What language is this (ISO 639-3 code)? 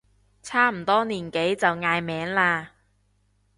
yue